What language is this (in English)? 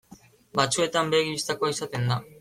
Basque